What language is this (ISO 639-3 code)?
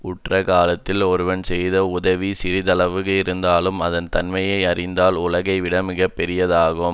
tam